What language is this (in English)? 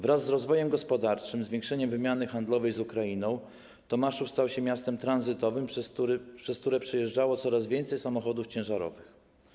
Polish